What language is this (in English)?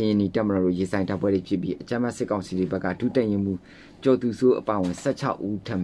Thai